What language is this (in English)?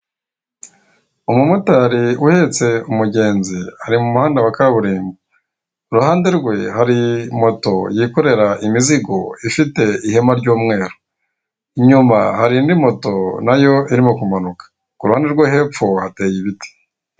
Kinyarwanda